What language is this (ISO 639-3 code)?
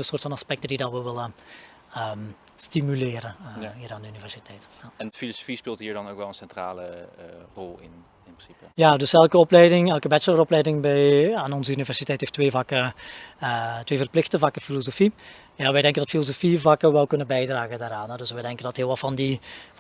nld